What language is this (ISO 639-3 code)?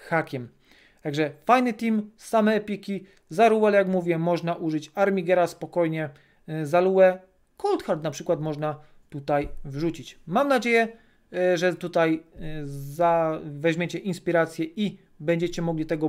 pol